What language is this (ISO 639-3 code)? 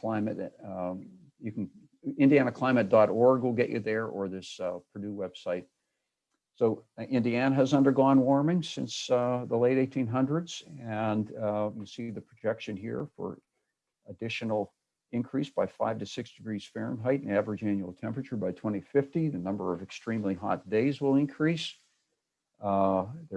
eng